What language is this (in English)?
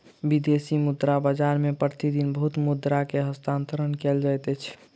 Maithili